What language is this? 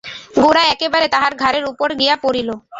Bangla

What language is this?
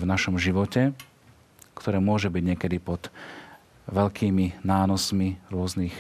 Slovak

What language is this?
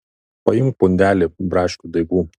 Lithuanian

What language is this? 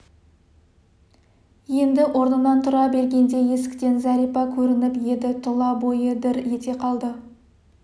Kazakh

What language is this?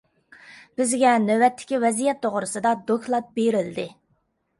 Uyghur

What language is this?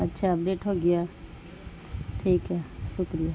Urdu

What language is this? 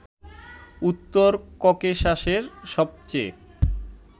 Bangla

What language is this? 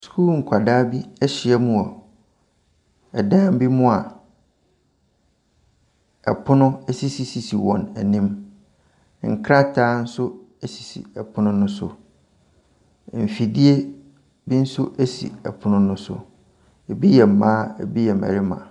Akan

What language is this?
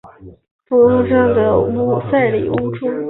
Chinese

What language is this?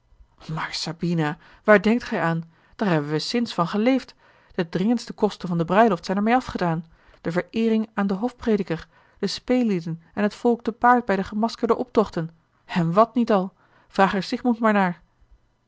Dutch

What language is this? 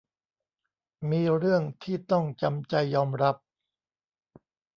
Thai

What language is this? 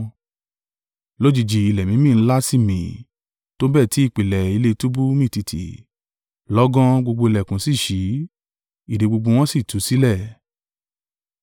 Yoruba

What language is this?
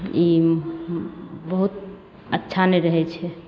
Maithili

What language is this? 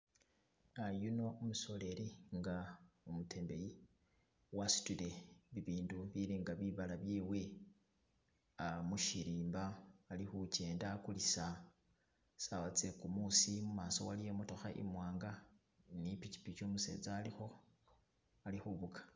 Masaaba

